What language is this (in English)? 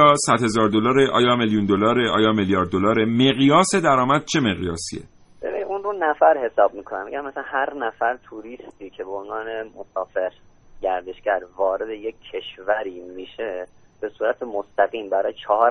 Persian